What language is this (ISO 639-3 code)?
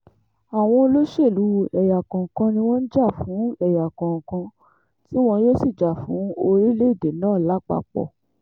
yor